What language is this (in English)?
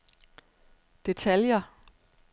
Danish